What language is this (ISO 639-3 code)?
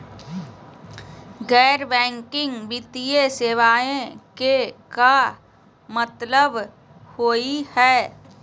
mag